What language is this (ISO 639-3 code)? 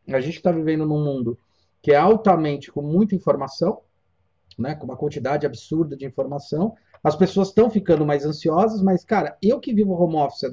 por